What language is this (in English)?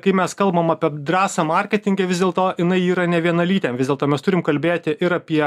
Lithuanian